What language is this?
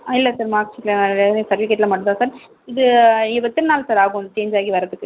Tamil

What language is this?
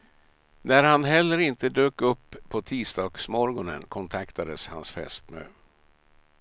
Swedish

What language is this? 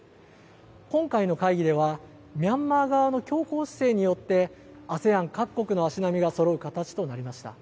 Japanese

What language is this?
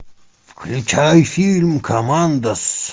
Russian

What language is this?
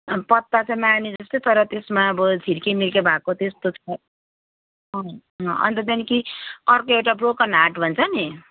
Nepali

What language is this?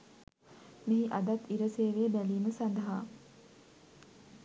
Sinhala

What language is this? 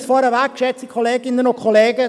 Swiss German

